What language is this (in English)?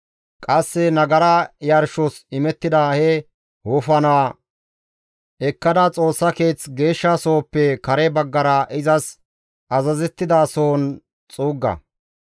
Gamo